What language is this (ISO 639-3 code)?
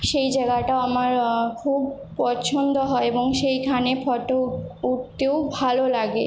ben